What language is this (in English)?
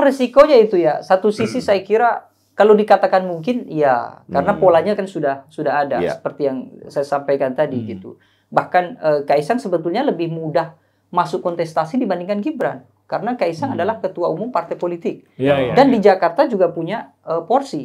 Indonesian